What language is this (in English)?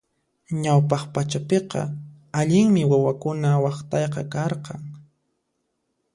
Puno Quechua